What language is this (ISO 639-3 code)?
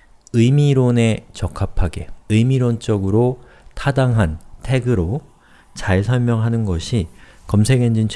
kor